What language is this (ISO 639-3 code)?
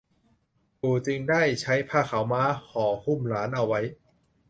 tha